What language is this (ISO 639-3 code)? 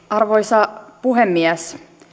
fin